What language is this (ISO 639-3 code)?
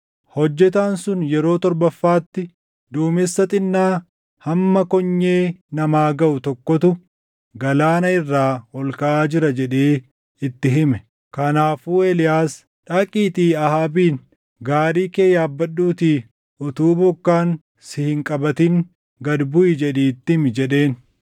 orm